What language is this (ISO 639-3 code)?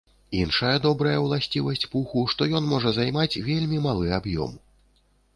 bel